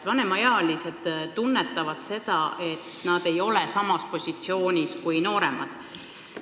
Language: Estonian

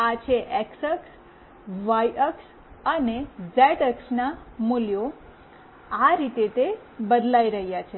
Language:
Gujarati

